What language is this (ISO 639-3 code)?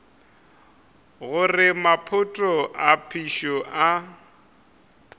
nso